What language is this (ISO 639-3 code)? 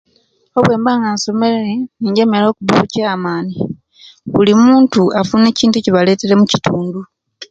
lke